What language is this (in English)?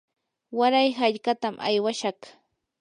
Yanahuanca Pasco Quechua